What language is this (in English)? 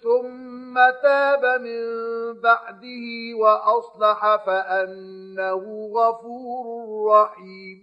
Arabic